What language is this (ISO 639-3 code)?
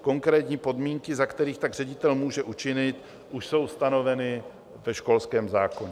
ces